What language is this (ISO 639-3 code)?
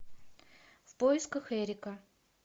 rus